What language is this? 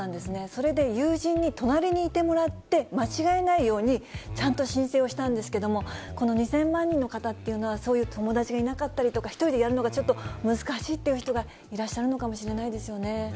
Japanese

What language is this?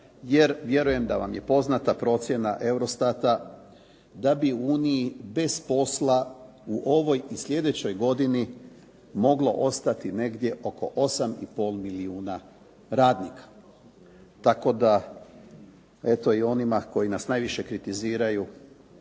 Croatian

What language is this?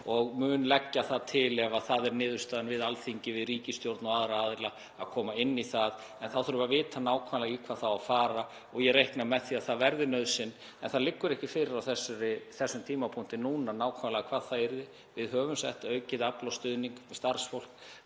Icelandic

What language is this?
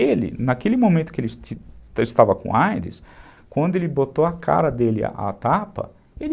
Portuguese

